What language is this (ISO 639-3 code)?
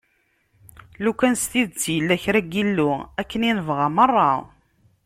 kab